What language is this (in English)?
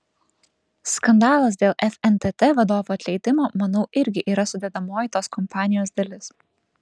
Lithuanian